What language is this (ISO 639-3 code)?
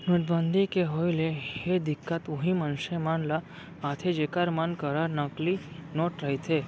hne